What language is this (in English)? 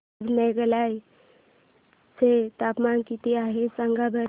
Marathi